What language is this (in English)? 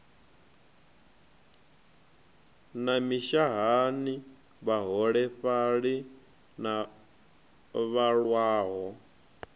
Venda